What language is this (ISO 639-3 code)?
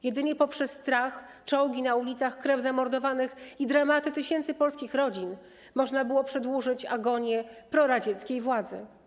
pol